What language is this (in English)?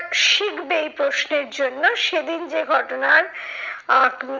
Bangla